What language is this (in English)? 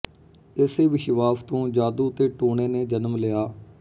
Punjabi